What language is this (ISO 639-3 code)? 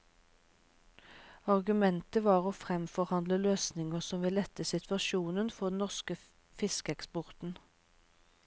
nor